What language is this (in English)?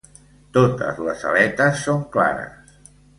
Catalan